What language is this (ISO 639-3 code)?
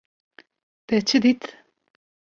kur